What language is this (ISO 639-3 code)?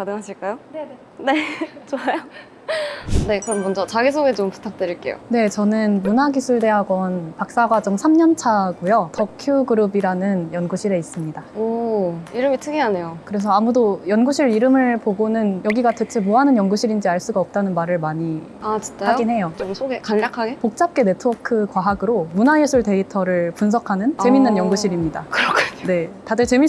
kor